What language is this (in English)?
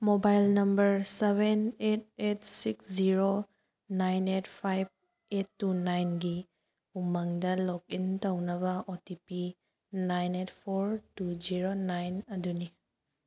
Manipuri